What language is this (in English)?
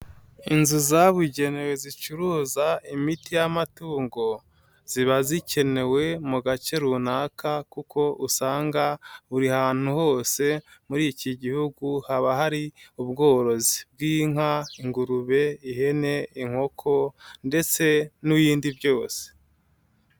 Kinyarwanda